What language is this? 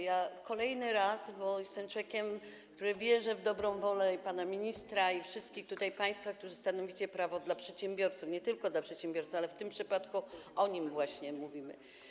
Polish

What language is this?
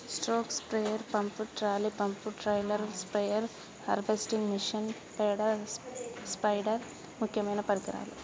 Telugu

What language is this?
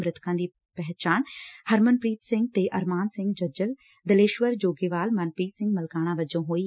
Punjabi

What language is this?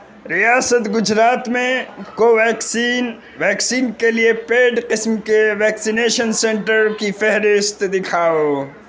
Urdu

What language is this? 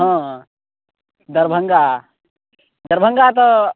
Maithili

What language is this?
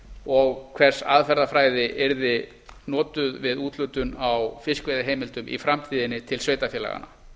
Icelandic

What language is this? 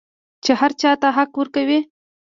Pashto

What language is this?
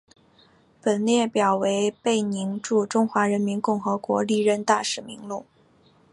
Chinese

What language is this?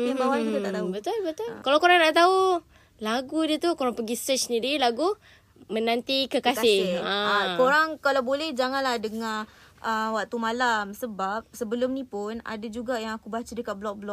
Malay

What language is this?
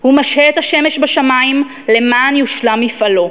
Hebrew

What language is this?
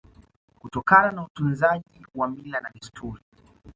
Swahili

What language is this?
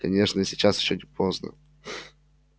Russian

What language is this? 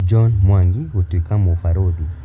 Kikuyu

